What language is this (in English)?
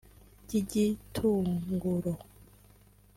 Kinyarwanda